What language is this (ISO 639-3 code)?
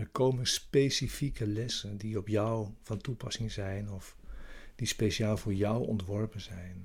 nld